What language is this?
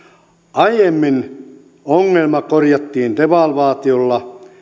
Finnish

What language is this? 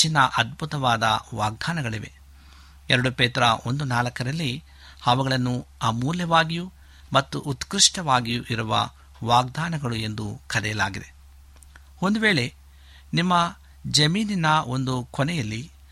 Kannada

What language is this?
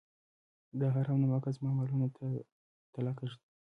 Pashto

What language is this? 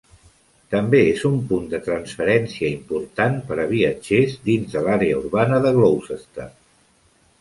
Catalan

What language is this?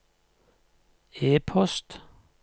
Norwegian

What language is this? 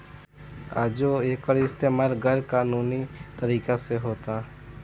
Bhojpuri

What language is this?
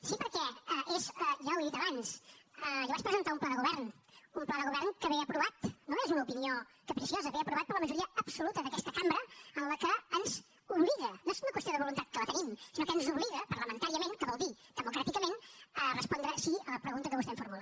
Catalan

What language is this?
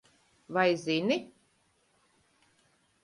Latvian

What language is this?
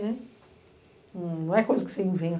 Portuguese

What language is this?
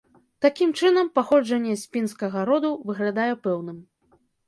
Belarusian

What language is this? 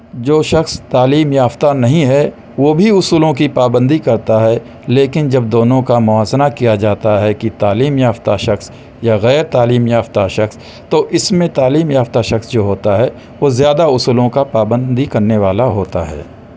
Urdu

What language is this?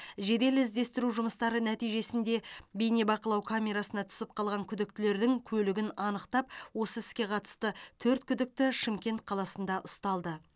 Kazakh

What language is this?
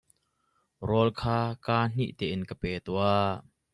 Hakha Chin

